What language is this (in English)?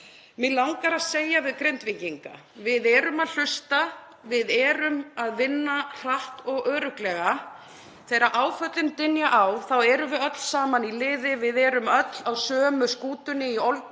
Icelandic